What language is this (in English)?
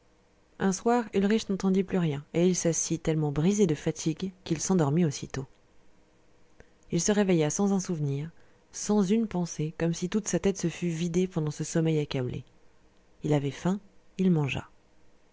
French